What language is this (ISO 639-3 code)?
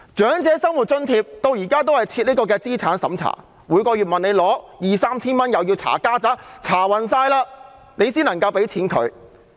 yue